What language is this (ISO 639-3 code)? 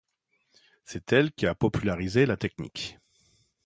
fra